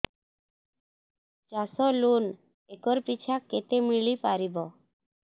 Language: Odia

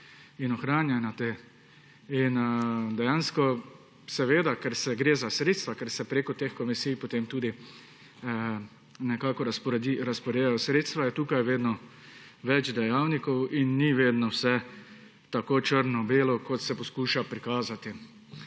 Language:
Slovenian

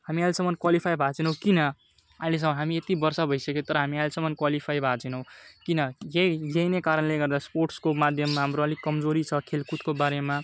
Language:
Nepali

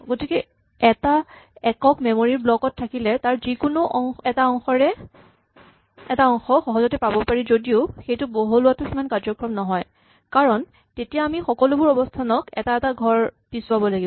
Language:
Assamese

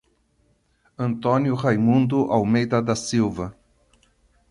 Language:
Portuguese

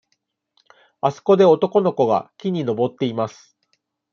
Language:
Japanese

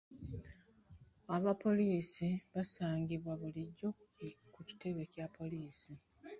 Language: Ganda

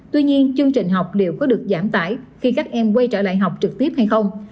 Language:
Vietnamese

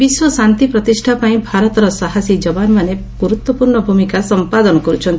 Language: Odia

